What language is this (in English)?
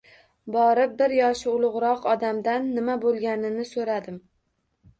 Uzbek